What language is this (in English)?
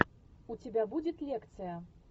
Russian